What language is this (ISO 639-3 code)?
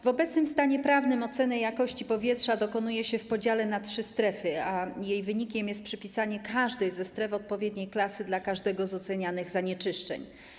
pol